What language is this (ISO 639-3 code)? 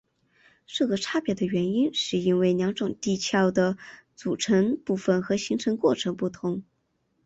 zho